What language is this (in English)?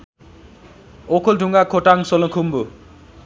Nepali